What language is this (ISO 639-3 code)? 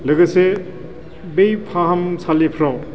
brx